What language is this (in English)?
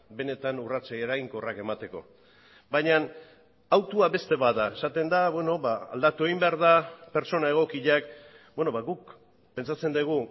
Basque